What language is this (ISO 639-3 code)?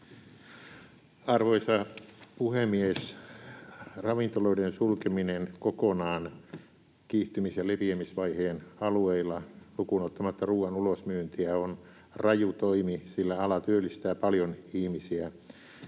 fin